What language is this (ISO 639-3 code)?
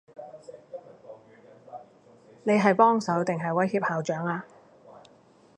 yue